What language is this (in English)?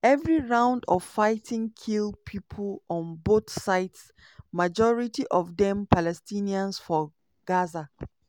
Nigerian Pidgin